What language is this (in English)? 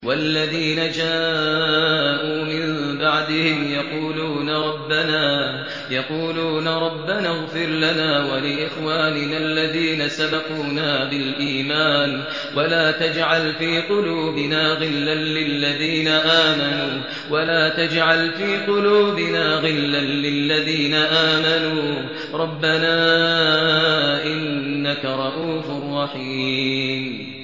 Arabic